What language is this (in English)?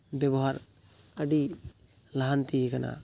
Santali